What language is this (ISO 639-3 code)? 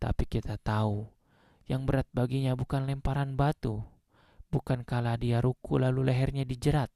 ind